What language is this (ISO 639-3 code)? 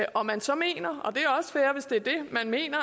dan